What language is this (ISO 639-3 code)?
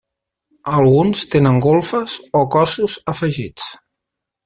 cat